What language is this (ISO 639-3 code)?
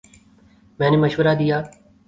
urd